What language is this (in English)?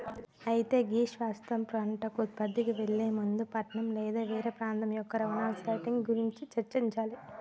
Telugu